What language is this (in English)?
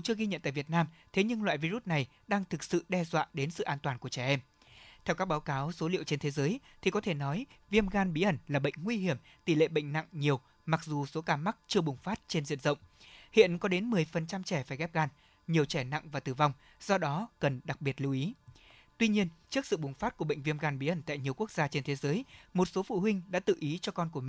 Vietnamese